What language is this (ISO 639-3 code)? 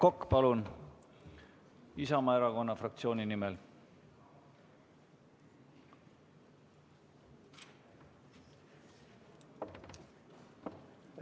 est